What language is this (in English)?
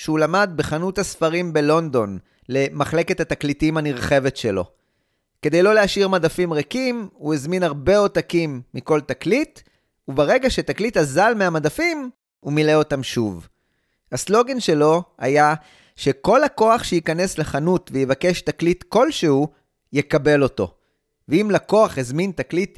Hebrew